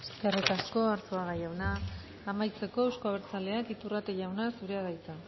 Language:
Basque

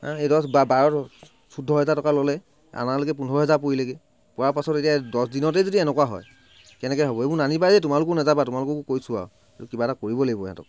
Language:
Assamese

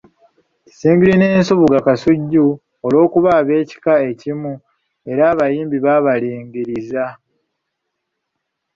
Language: Ganda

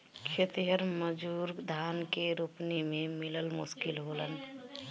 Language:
Bhojpuri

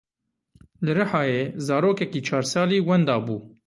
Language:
Kurdish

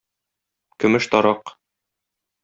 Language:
Tatar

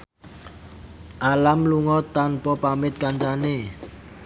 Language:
Javanese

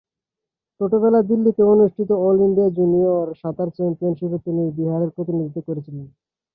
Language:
Bangla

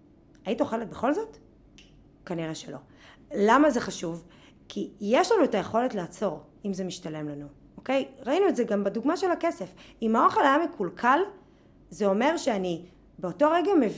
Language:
Hebrew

